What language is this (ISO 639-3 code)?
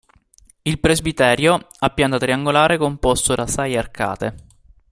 ita